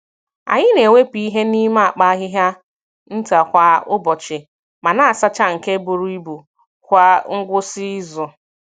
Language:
Igbo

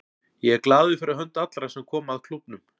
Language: Icelandic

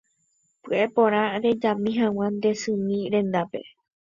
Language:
Guarani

